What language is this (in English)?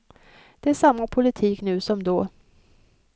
Swedish